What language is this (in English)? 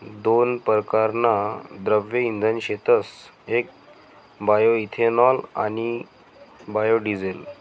Marathi